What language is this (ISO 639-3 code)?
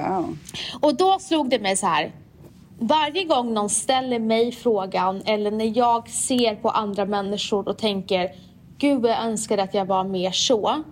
swe